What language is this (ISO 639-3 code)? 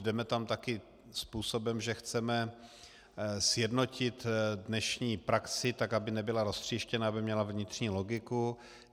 ces